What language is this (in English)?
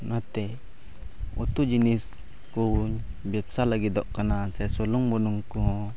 Santali